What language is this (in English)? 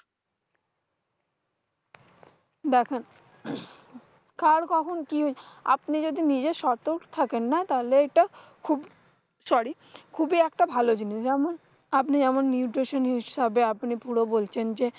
Bangla